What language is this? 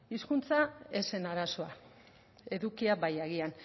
Basque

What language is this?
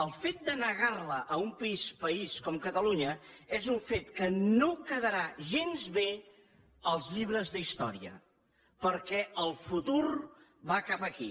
Catalan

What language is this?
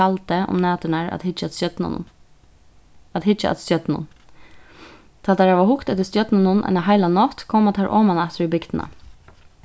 Faroese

